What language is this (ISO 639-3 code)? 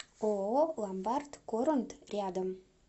rus